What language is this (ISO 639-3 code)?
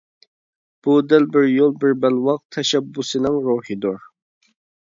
uig